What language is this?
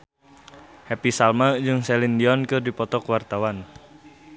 Sundanese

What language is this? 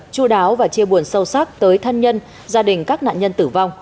Vietnamese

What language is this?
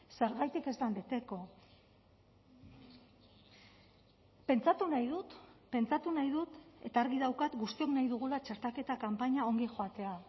Basque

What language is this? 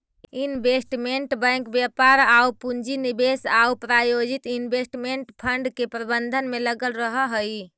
Magahi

